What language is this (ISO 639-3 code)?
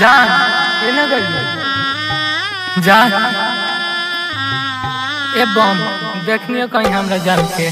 hin